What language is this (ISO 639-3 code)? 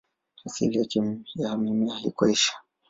swa